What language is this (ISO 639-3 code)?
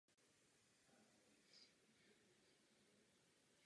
ces